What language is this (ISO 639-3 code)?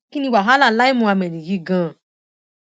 yor